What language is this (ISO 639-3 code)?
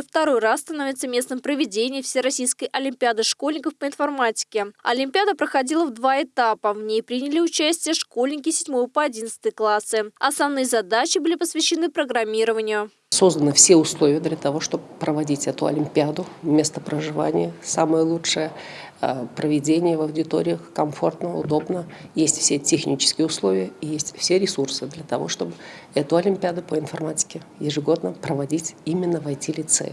rus